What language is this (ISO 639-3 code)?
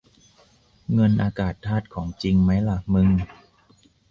tha